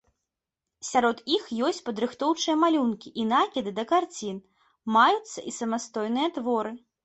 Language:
Belarusian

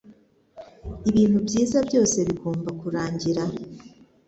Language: Kinyarwanda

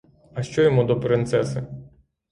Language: Ukrainian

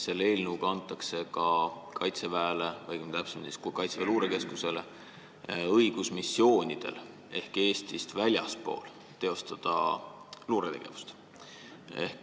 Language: Estonian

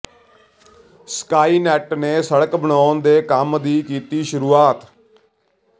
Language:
Punjabi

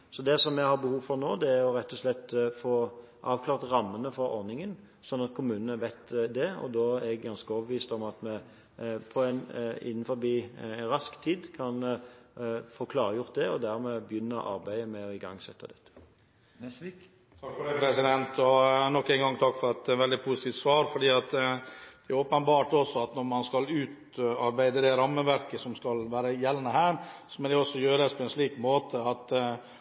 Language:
Norwegian Bokmål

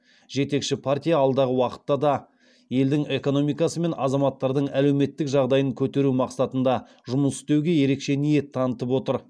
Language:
Kazakh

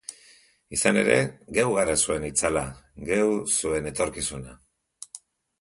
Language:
Basque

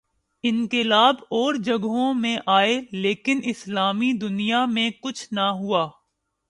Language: Urdu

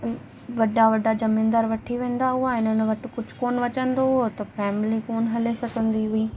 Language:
Sindhi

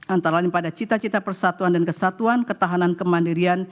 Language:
Indonesian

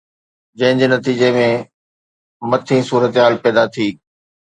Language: Sindhi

